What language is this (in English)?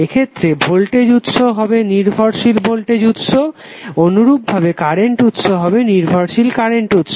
Bangla